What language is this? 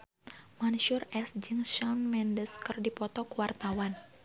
Sundanese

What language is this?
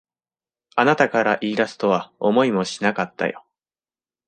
Japanese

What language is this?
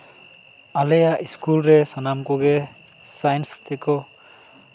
Santali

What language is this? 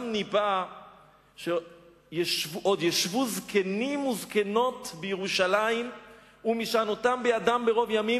Hebrew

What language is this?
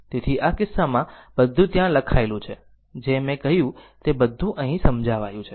Gujarati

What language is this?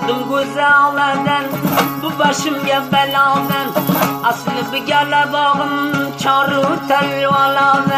Turkish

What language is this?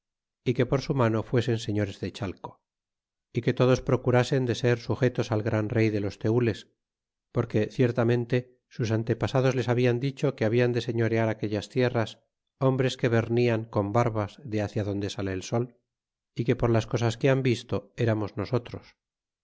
Spanish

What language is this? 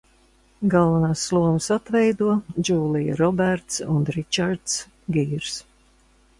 Latvian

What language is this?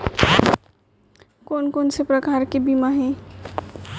Chhattisgarhi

